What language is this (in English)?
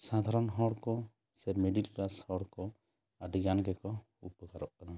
Santali